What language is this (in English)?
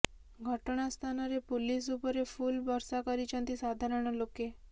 Odia